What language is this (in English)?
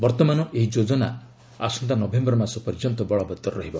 Odia